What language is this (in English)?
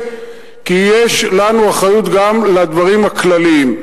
Hebrew